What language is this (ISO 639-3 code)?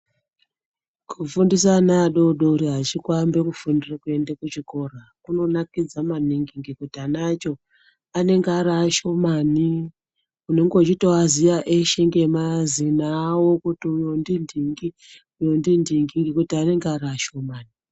ndc